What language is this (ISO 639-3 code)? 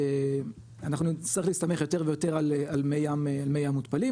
heb